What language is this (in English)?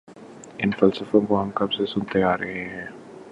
Urdu